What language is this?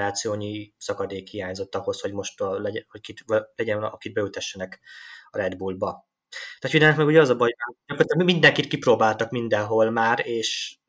Hungarian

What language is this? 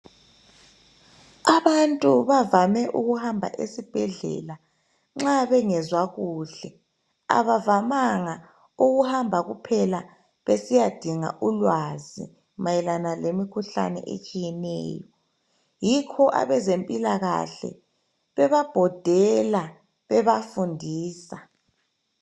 North Ndebele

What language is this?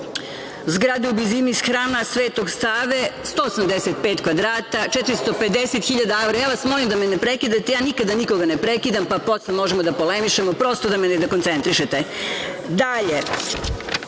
Serbian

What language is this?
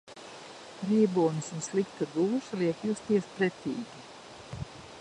Latvian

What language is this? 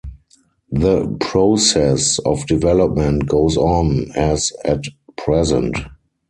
English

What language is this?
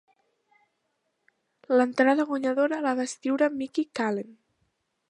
Catalan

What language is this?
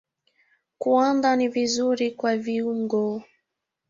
Swahili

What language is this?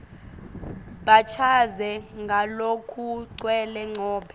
Swati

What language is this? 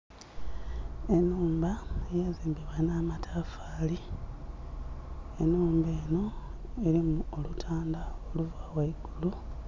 Soga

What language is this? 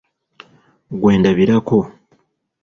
Ganda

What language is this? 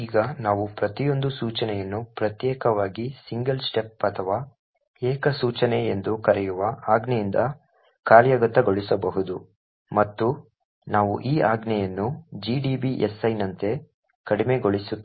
Kannada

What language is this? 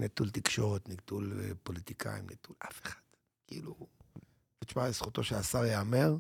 Hebrew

